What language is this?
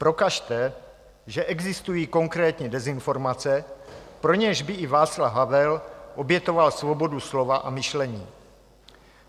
Czech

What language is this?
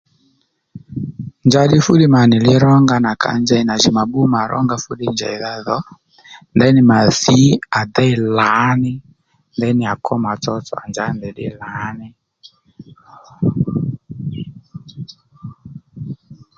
Lendu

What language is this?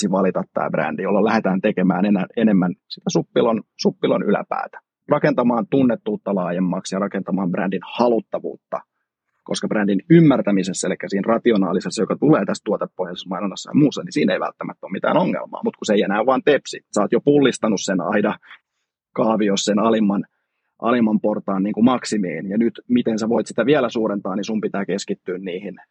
Finnish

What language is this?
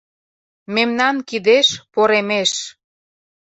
Mari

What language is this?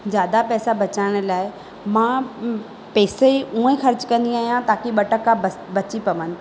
Sindhi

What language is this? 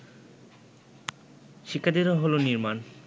Bangla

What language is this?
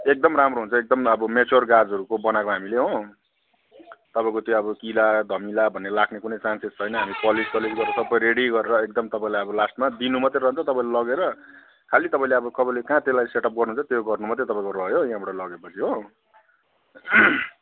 Nepali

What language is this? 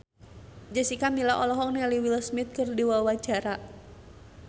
Sundanese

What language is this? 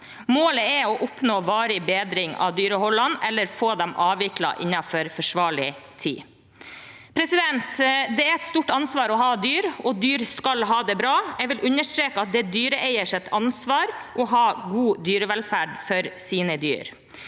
Norwegian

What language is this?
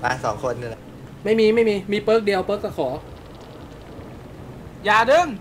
Thai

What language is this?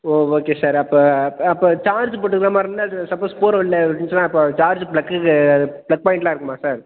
Tamil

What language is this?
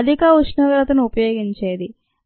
Telugu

